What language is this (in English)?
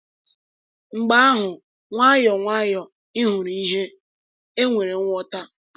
Igbo